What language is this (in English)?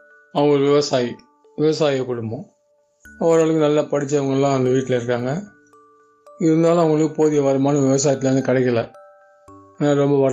Tamil